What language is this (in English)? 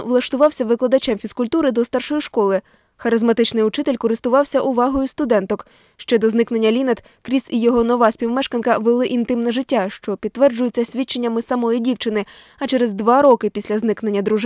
Ukrainian